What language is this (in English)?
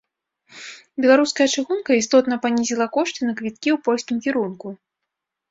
Belarusian